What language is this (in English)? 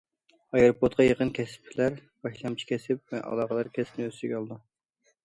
Uyghur